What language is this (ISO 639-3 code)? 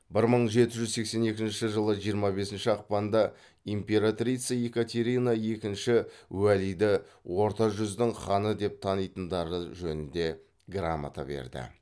kaz